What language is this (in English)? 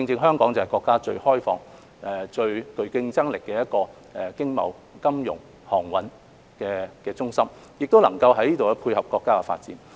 Cantonese